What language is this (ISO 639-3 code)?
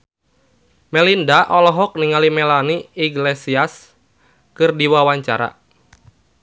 sun